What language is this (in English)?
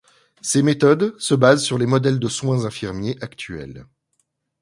French